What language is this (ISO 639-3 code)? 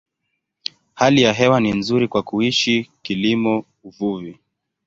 swa